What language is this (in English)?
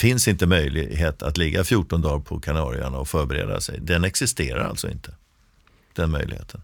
Swedish